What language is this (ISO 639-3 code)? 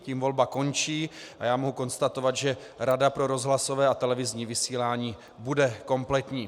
ces